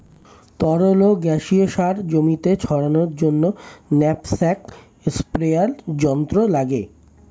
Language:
Bangla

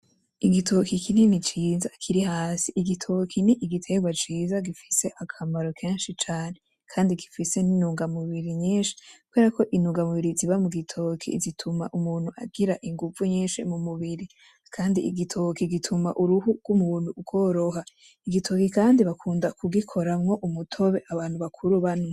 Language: Rundi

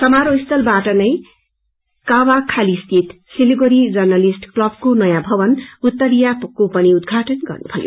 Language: Nepali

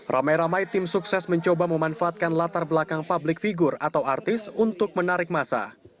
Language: Indonesian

